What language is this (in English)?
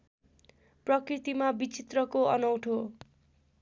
Nepali